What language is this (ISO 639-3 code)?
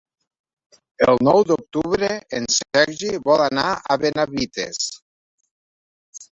cat